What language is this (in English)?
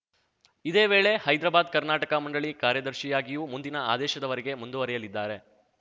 Kannada